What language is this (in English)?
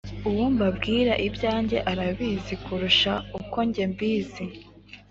Kinyarwanda